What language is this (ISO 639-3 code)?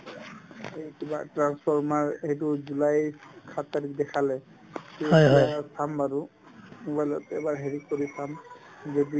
asm